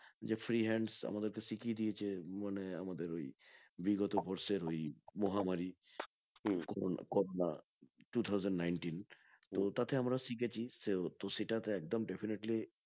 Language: Bangla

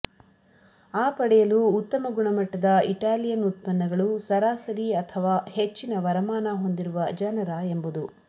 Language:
Kannada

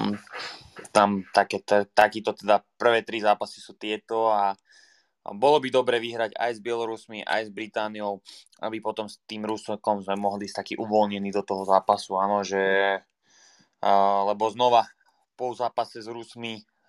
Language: Slovak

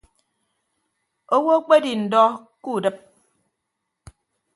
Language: Ibibio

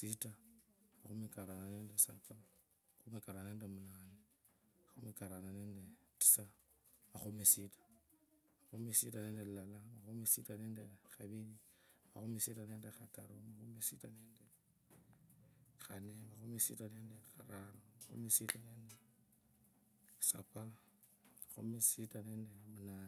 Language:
Kabras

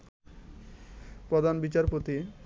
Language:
Bangla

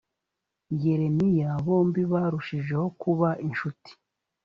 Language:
Kinyarwanda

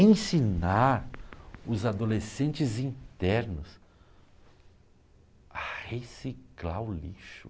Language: Portuguese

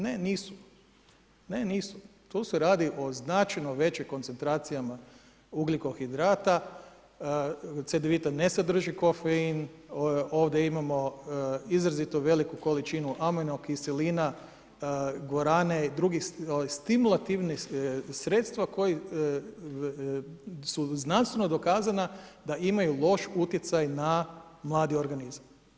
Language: Croatian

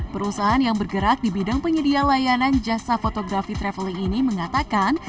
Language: Indonesian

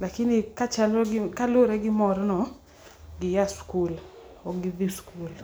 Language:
Luo (Kenya and Tanzania)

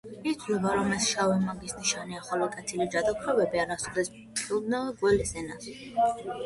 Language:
Georgian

